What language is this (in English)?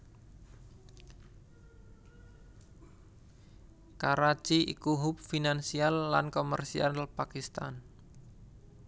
Javanese